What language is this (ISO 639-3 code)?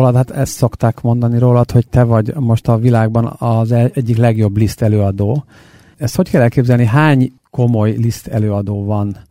hun